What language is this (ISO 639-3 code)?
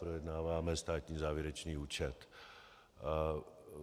ces